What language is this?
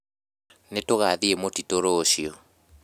Kikuyu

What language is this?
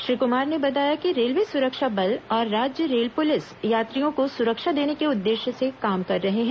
Hindi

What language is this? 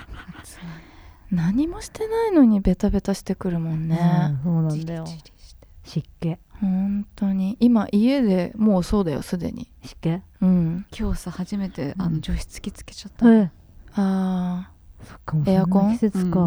Japanese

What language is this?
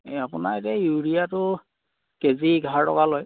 Assamese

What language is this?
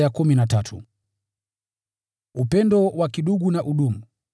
Swahili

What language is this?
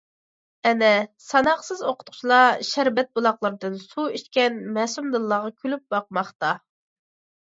Uyghur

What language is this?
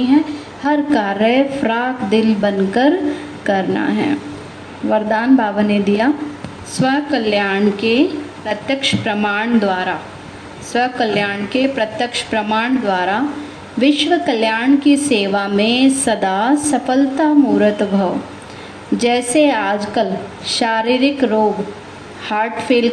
Hindi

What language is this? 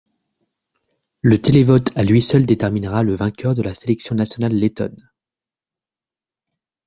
French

